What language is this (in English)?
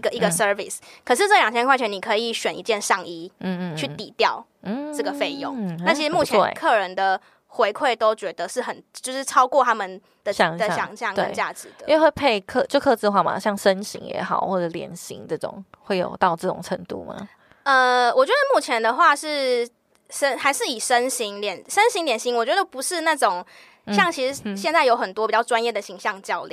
Chinese